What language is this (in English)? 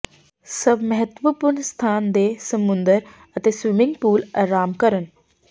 Punjabi